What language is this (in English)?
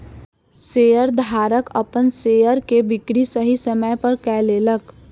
Maithili